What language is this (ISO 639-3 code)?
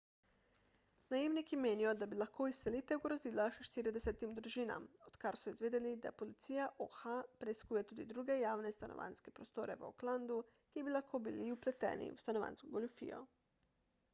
slv